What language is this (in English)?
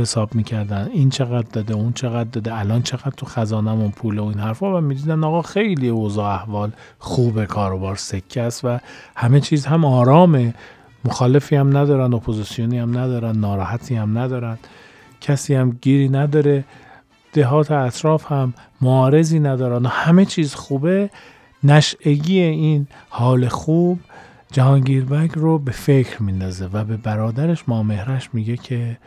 Persian